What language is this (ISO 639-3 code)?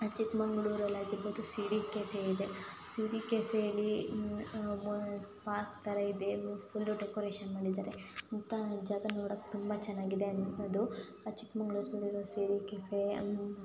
kan